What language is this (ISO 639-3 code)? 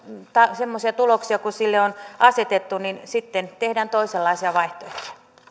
fin